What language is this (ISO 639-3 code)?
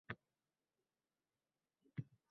uzb